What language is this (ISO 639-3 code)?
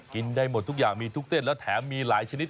tha